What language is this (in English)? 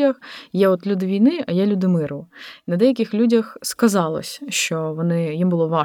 Ukrainian